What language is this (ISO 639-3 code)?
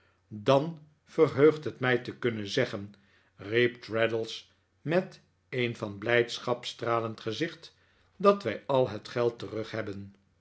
nld